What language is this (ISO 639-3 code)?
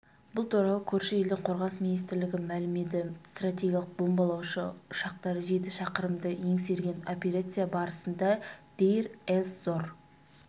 kaz